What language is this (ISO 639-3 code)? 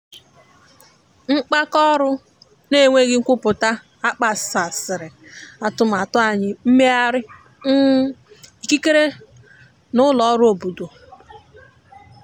ibo